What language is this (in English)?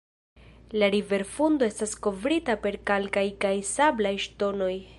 Esperanto